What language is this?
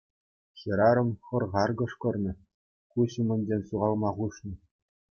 Chuvash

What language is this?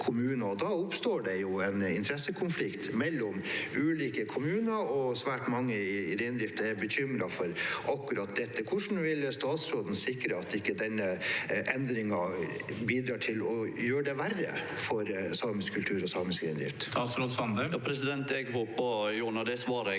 Norwegian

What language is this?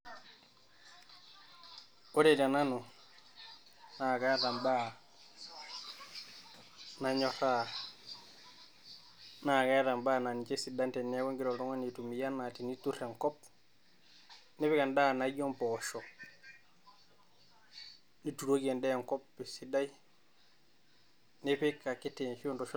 Masai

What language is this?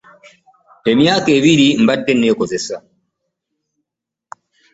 Ganda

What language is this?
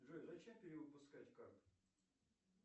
Russian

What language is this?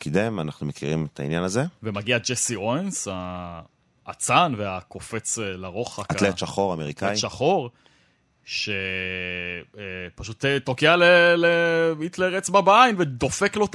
Hebrew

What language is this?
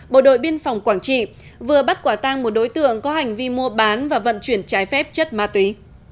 Vietnamese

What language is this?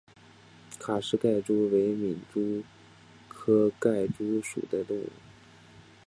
Chinese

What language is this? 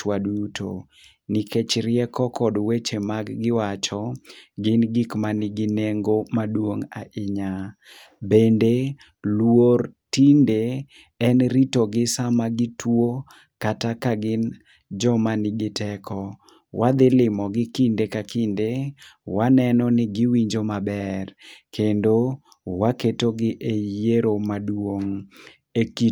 Luo (Kenya and Tanzania)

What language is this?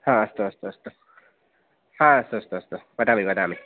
Sanskrit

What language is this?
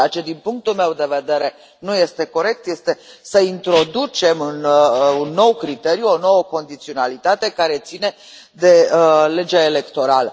Romanian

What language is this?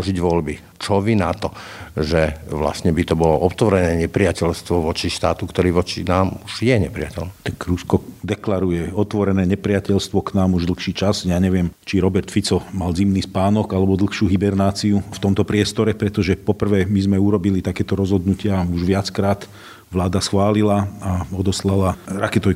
Slovak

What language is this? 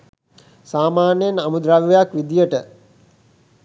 Sinhala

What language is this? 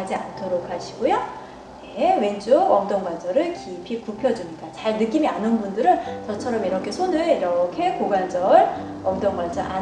Korean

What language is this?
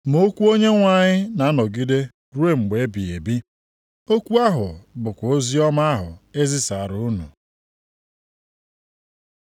Igbo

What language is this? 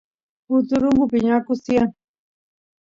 Santiago del Estero Quichua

